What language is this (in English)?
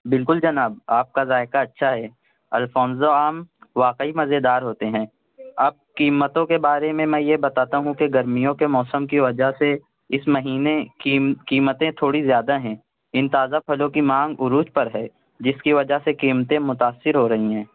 Urdu